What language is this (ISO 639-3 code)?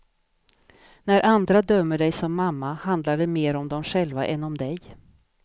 swe